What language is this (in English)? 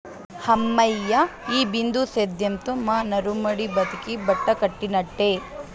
Telugu